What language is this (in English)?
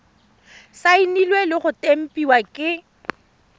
Tswana